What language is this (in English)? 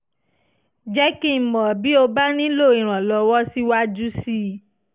Yoruba